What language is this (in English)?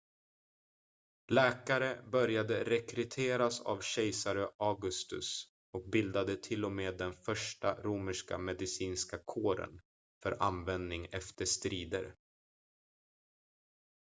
Swedish